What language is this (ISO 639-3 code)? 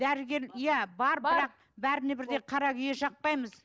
kaz